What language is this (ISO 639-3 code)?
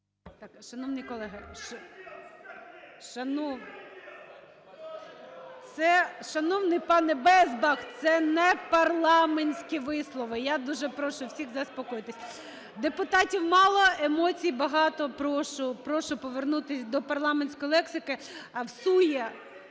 ukr